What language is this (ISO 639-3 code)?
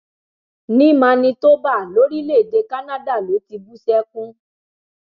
yor